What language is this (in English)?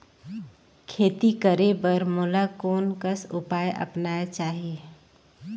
Chhattisgarhi